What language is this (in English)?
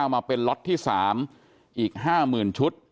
Thai